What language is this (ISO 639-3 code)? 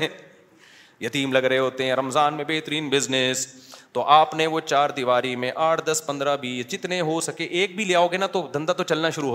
urd